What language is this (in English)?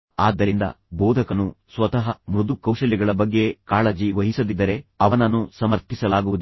Kannada